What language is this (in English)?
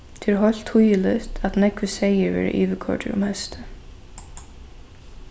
Faroese